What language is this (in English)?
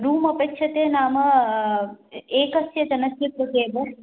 Sanskrit